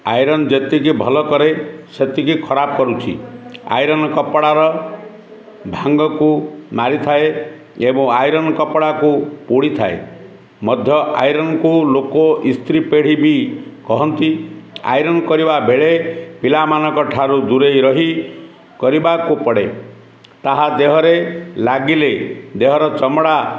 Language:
Odia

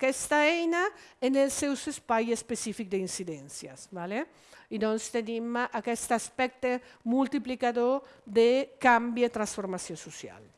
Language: Italian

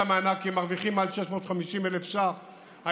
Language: Hebrew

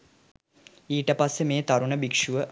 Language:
Sinhala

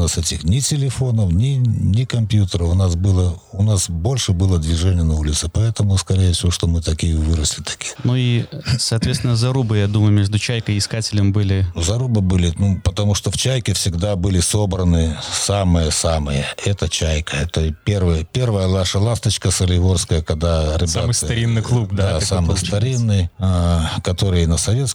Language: Russian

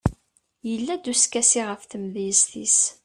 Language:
Kabyle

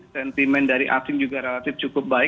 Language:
Indonesian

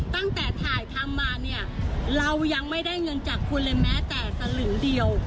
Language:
Thai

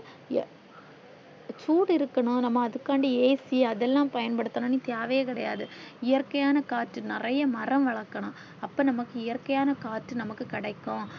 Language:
Tamil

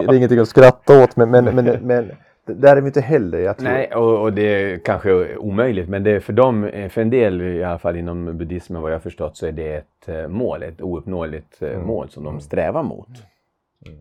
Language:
Swedish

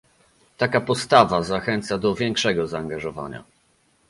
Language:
Polish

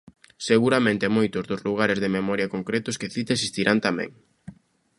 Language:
Galician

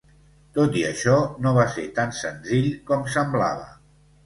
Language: Catalan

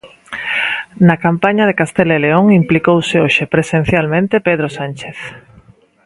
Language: Galician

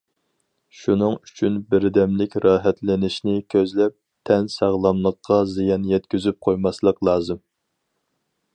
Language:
Uyghur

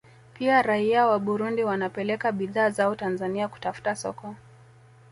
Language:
Swahili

